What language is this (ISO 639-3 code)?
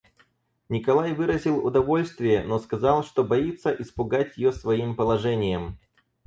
rus